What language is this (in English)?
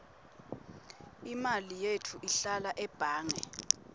Swati